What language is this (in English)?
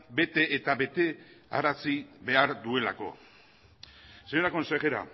Basque